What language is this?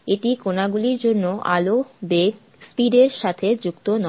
Bangla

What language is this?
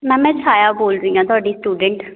Punjabi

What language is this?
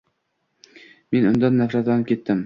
Uzbek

